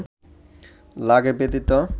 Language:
Bangla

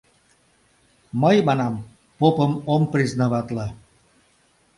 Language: Mari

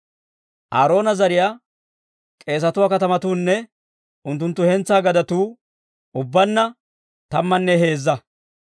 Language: Dawro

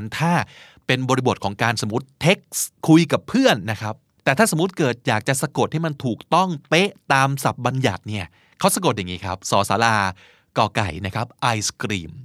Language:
Thai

